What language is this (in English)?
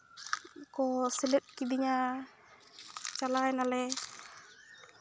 Santali